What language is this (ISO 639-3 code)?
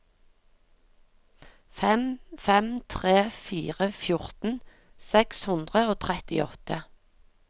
nor